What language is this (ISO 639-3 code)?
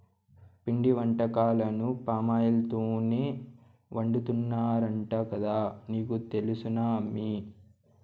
tel